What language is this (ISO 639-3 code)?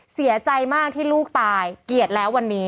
tha